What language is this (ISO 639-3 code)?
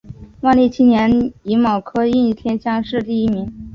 zho